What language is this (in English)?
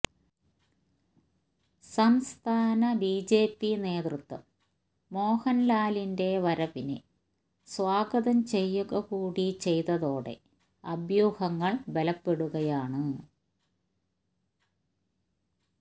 Malayalam